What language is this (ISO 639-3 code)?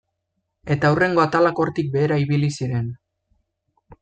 eus